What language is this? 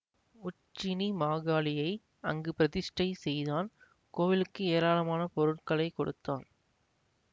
Tamil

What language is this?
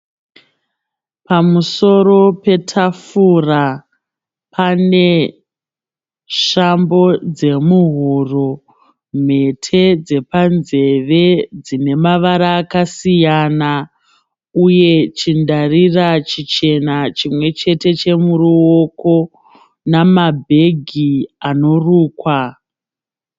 Shona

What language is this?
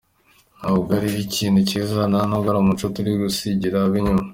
Kinyarwanda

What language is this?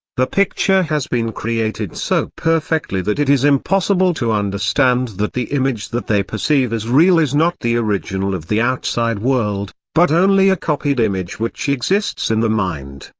English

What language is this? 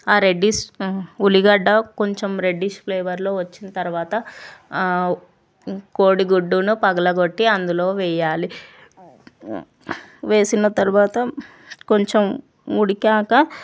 Telugu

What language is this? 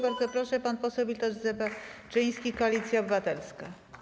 Polish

